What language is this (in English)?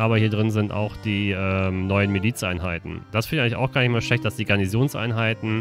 German